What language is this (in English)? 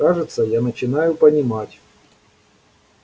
Russian